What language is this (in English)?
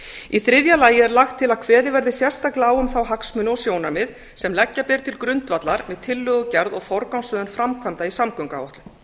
Icelandic